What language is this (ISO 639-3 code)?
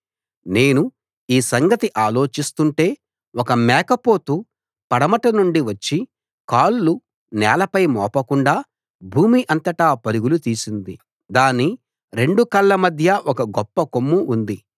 tel